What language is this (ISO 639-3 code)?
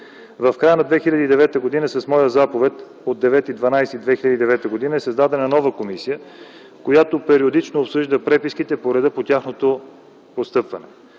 bul